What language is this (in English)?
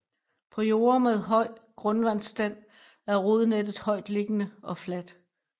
Danish